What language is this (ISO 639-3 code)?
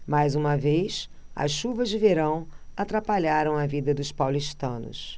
por